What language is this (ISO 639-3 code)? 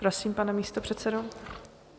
ces